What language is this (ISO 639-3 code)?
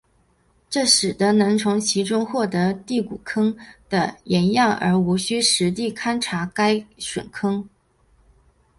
zho